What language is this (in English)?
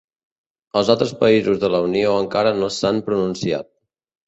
Catalan